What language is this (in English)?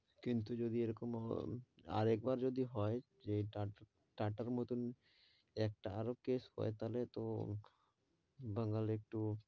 Bangla